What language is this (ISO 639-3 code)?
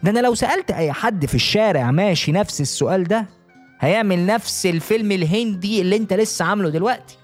ara